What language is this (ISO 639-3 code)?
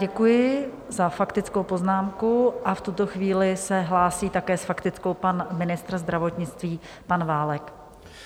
ces